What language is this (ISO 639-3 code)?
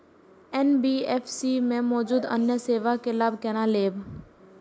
mai